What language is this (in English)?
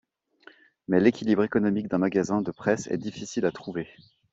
French